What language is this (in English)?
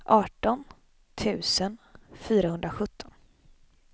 Swedish